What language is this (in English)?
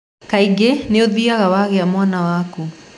Kikuyu